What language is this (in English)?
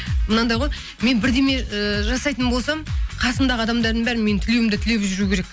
Kazakh